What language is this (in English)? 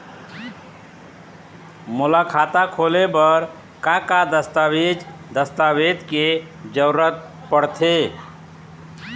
Chhattisgarhi